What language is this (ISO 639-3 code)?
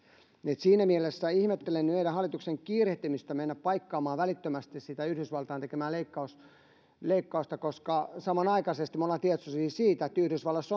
fin